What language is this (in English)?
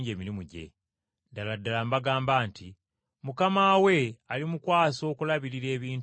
Ganda